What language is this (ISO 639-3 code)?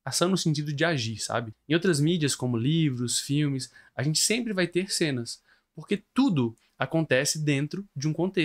por